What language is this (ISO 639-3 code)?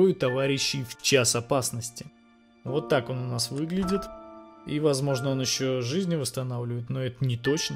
rus